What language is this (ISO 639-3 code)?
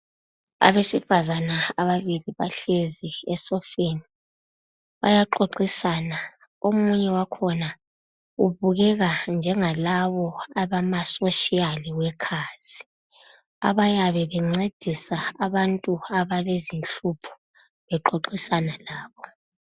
nde